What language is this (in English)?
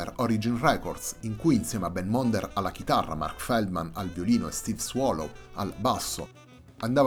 Italian